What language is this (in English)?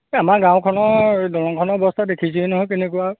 Assamese